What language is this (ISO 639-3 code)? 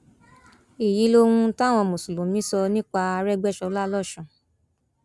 yor